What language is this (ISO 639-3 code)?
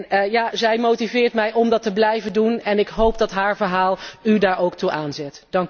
nld